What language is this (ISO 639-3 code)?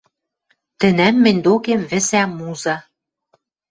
mrj